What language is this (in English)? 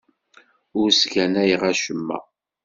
Kabyle